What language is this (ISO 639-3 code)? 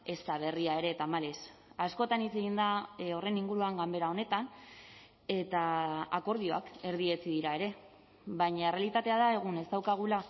eus